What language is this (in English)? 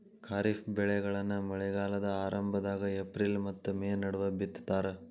Kannada